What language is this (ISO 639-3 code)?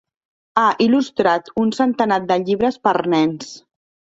cat